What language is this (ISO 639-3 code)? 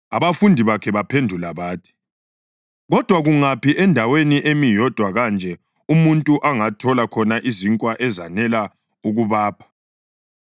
nde